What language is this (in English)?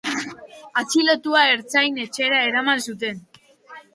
Basque